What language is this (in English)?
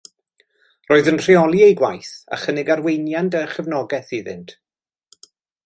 Welsh